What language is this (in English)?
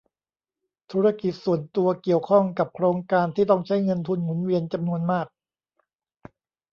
Thai